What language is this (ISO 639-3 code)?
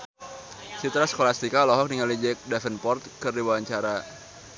sun